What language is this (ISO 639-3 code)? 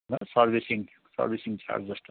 nep